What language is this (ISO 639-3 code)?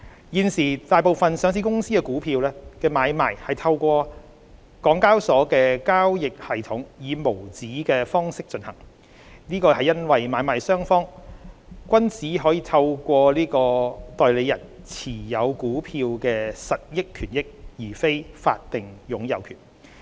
yue